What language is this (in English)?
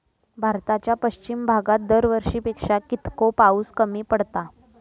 Marathi